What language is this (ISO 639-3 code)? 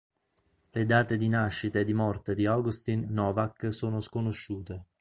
ita